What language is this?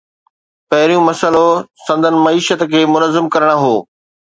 Sindhi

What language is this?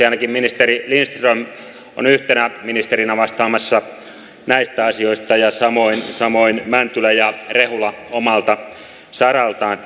Finnish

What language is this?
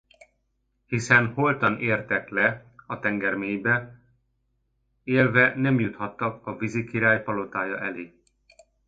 Hungarian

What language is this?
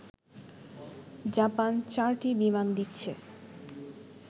Bangla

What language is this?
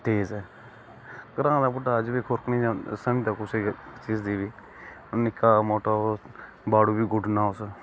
Dogri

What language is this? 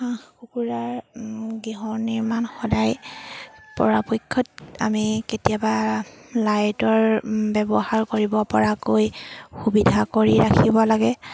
Assamese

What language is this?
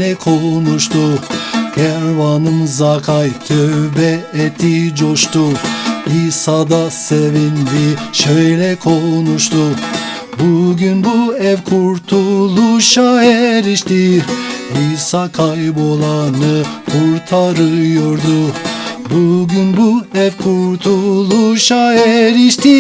Turkish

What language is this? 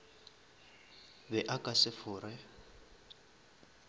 Northern Sotho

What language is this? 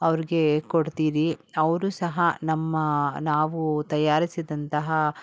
Kannada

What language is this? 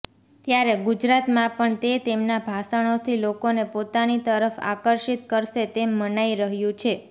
Gujarati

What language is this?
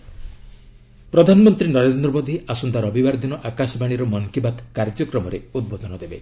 Odia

